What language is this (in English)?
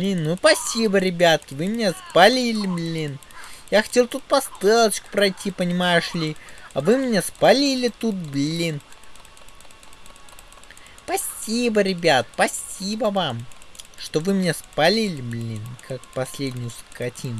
Russian